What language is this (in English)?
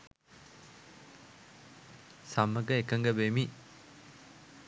Sinhala